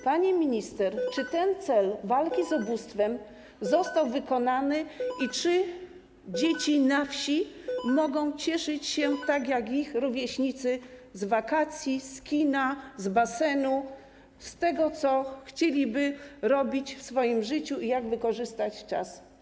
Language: Polish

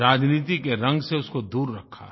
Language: Hindi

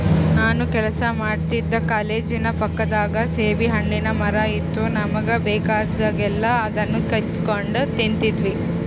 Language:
Kannada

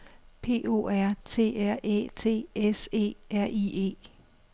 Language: Danish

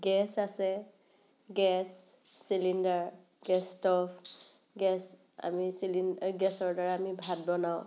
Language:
Assamese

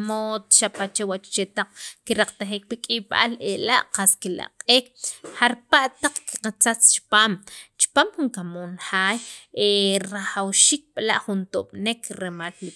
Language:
Sacapulteco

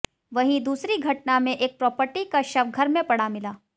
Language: Hindi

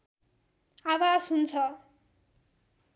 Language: Nepali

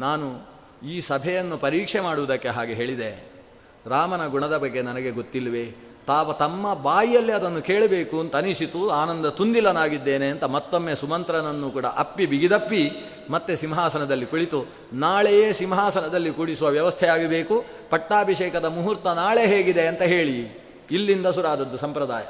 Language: Kannada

